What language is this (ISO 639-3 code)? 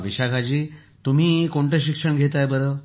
mar